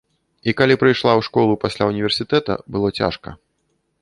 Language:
Belarusian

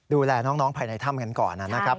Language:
Thai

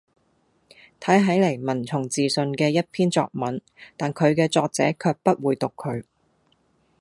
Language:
Cantonese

